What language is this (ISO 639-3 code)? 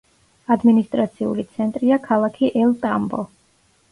kat